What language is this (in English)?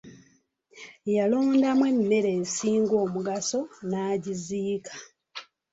Ganda